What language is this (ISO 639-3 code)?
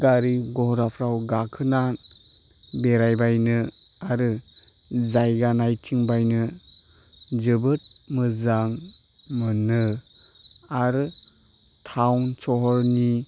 brx